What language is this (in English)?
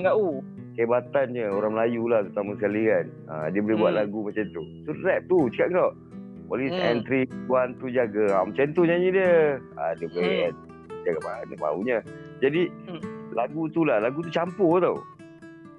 Malay